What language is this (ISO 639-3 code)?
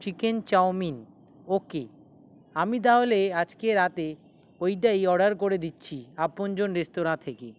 ben